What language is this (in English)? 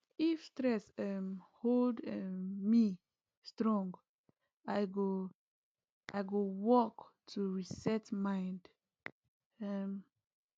Nigerian Pidgin